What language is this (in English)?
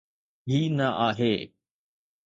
Sindhi